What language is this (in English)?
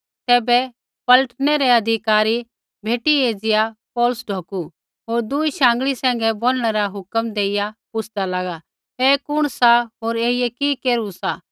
Kullu Pahari